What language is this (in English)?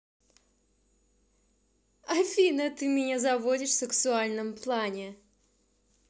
Russian